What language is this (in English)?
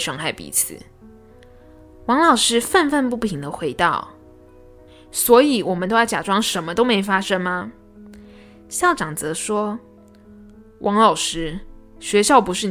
Chinese